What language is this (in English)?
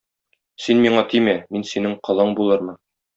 Tatar